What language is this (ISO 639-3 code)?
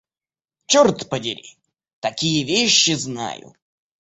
rus